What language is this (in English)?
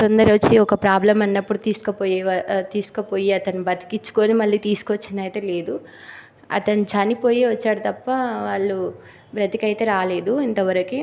Telugu